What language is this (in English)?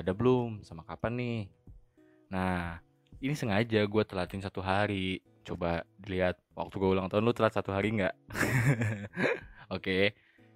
Indonesian